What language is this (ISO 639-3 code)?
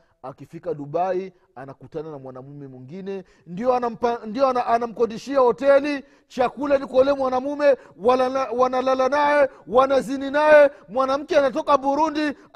swa